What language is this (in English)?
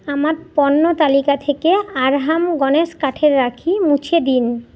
Bangla